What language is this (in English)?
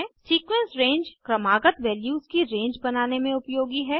Hindi